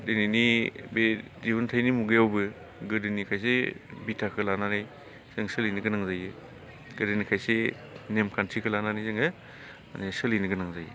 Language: Bodo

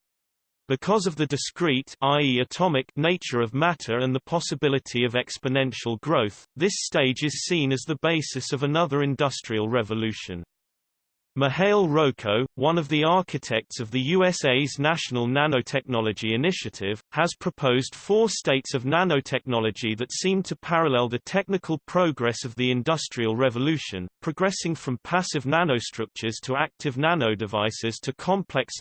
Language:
English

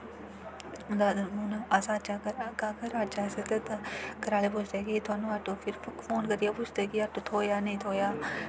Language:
Dogri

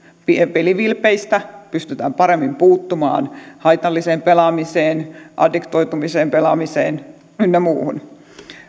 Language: Finnish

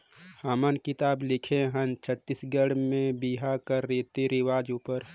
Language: Chhattisgarhi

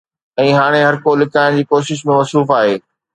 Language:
Sindhi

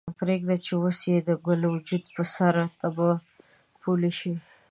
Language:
Pashto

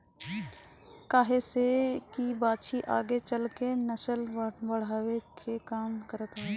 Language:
Bhojpuri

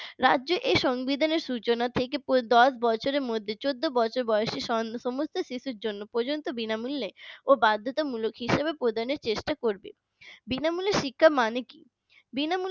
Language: Bangla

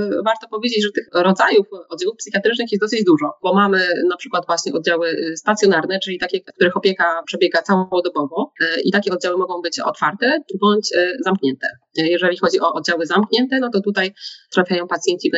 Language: Polish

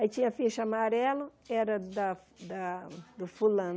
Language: Portuguese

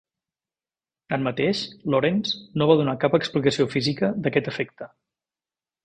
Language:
Catalan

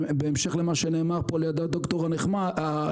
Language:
Hebrew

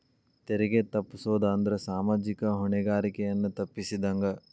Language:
Kannada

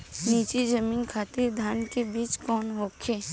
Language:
Bhojpuri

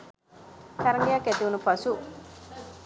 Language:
Sinhala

